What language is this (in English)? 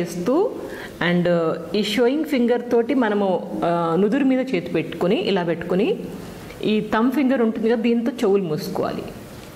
Hindi